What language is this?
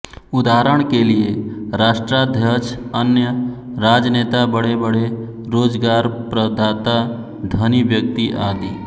Hindi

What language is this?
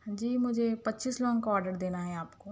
Urdu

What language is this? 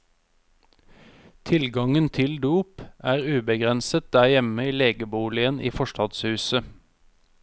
Norwegian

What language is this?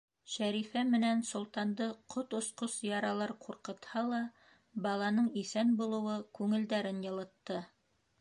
Bashkir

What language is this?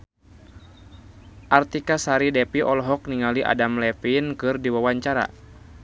Sundanese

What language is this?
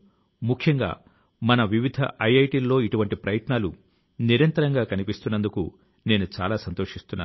Telugu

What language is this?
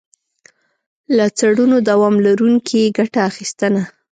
Pashto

